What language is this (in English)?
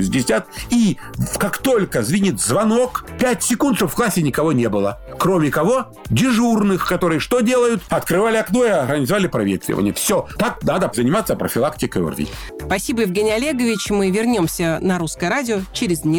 Russian